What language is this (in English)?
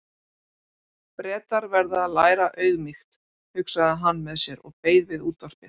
Icelandic